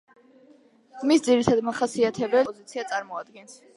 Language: Georgian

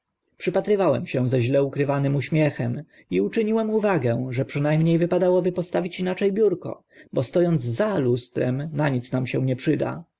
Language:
Polish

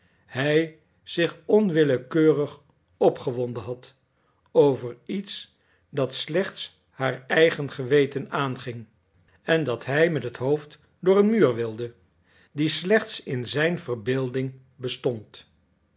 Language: Dutch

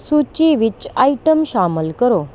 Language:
Punjabi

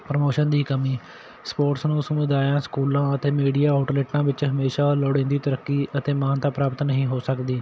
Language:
Punjabi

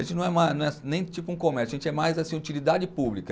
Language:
Portuguese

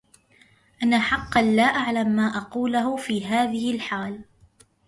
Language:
Arabic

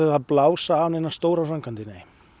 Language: Icelandic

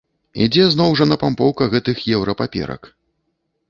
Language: Belarusian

